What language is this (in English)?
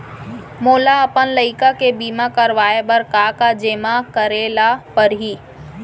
Chhattisgarhi